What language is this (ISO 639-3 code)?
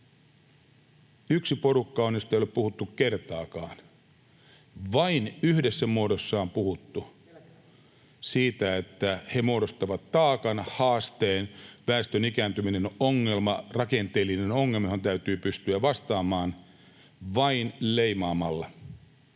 fin